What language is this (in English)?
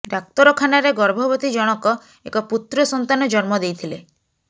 Odia